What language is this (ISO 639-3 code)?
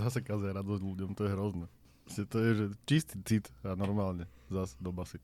slk